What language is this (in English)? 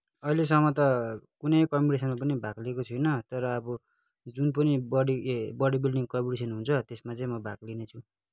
Nepali